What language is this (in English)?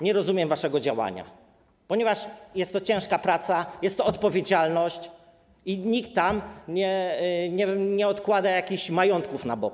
Polish